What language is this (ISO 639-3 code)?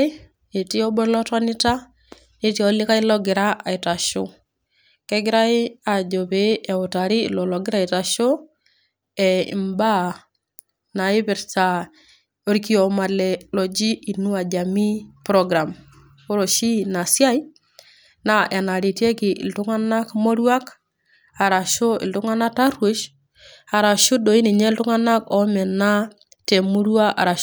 mas